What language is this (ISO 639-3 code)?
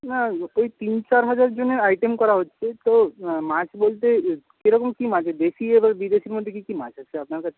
ben